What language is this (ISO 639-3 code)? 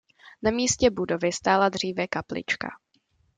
ces